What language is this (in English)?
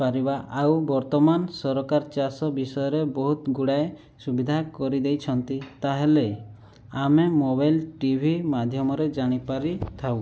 Odia